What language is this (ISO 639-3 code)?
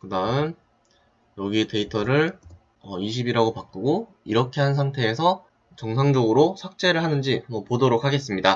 kor